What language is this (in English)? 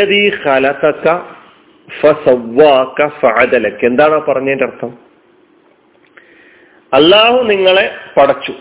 Malayalam